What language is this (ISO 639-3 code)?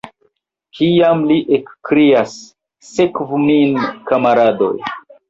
epo